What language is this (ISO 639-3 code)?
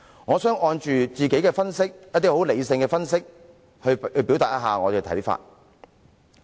yue